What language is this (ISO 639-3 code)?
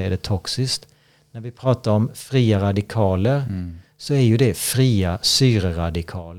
swe